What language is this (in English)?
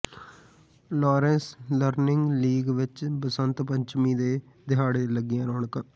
Punjabi